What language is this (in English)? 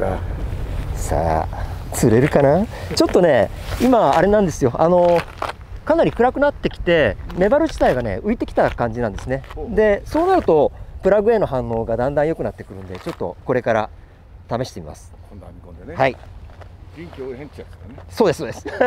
Japanese